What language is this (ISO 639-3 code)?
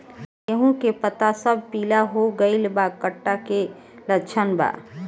bho